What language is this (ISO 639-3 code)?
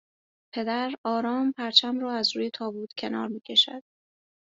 fas